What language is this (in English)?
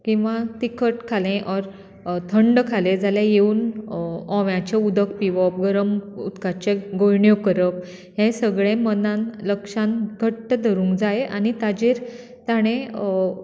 Konkani